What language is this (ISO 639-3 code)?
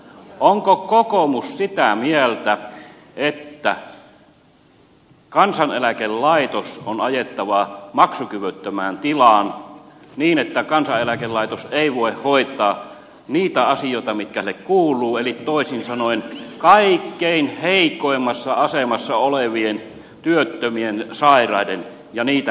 fin